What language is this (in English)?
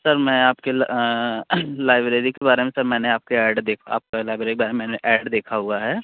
Hindi